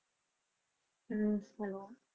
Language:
Punjabi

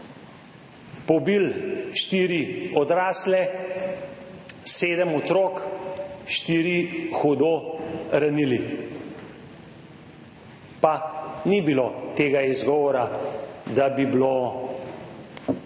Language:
Slovenian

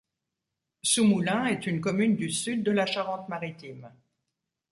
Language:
French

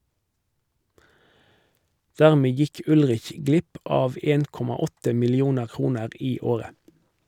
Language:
Norwegian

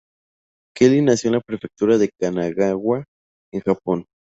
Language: Spanish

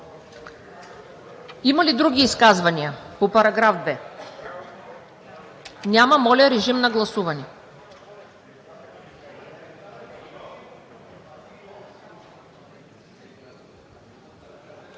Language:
Bulgarian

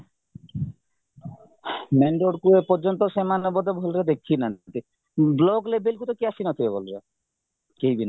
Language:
Odia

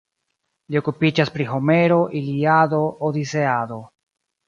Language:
Esperanto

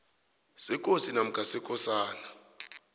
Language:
South Ndebele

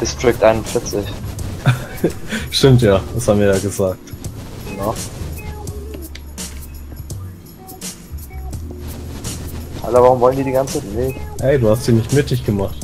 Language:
German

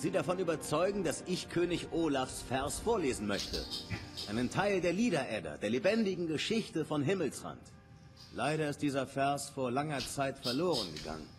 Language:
German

